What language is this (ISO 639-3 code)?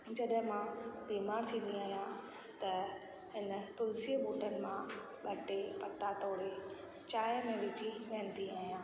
snd